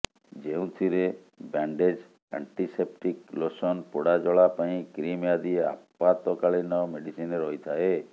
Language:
Odia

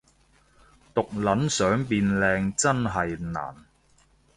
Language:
Cantonese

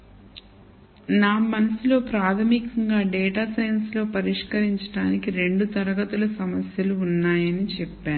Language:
Telugu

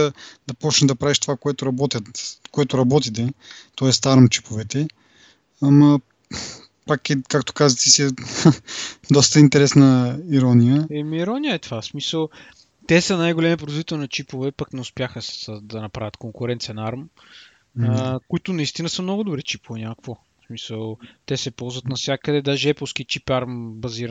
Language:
Bulgarian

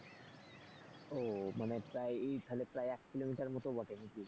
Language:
Bangla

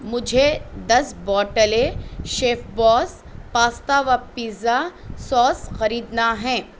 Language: Urdu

